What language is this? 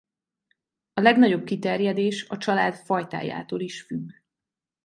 Hungarian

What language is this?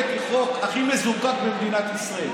Hebrew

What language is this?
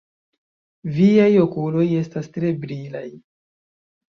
Esperanto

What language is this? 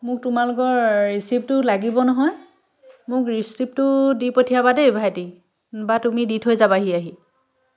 Assamese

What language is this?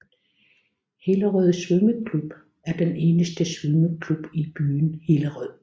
Danish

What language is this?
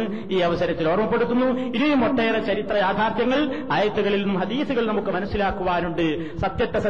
Malayalam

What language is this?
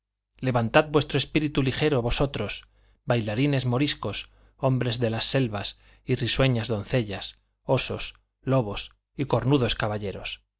Spanish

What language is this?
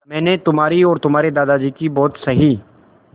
Hindi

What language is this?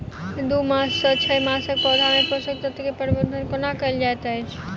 Maithili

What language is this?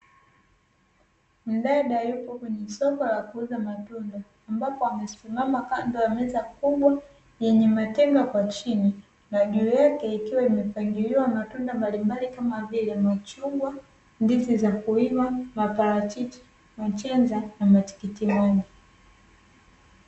Swahili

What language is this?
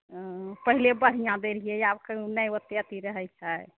Maithili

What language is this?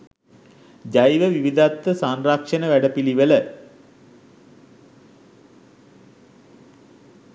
Sinhala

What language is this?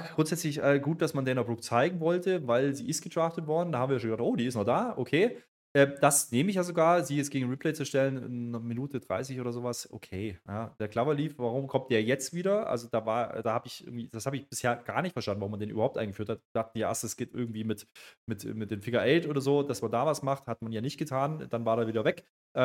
German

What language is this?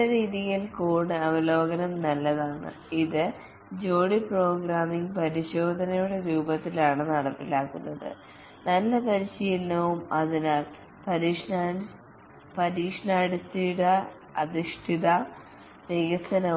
Malayalam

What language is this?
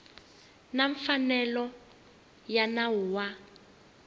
Tsonga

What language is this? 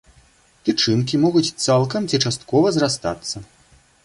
Belarusian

